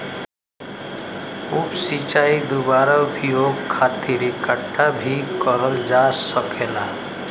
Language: Bhojpuri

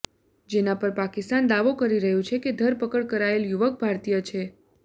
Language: Gujarati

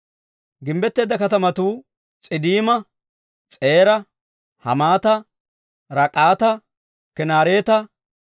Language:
Dawro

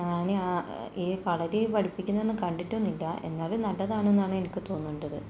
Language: Malayalam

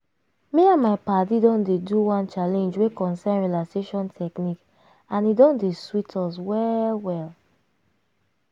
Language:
Nigerian Pidgin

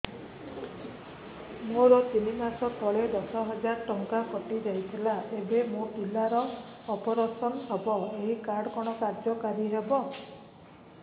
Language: Odia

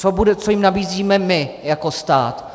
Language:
Czech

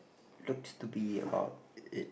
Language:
English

